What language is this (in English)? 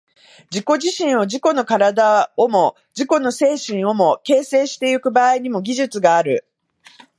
Japanese